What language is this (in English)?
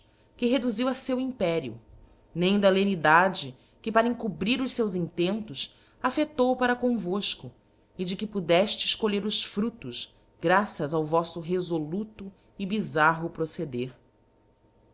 Portuguese